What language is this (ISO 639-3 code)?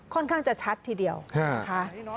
tha